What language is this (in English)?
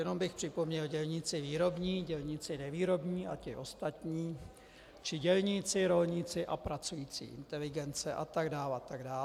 Czech